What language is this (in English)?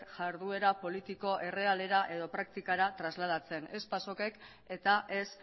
Basque